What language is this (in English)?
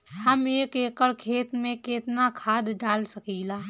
Bhojpuri